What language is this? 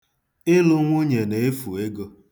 Igbo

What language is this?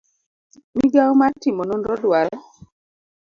Luo (Kenya and Tanzania)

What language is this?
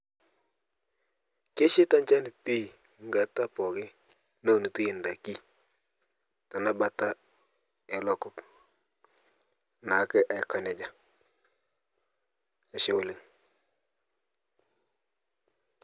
Masai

